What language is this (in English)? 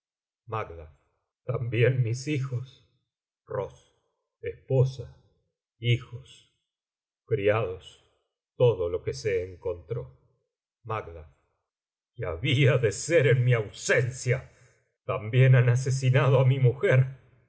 Spanish